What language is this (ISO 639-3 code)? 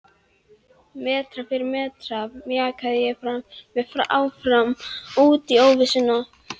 isl